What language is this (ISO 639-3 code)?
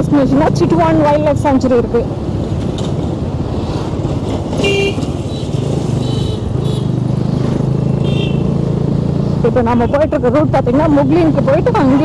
ind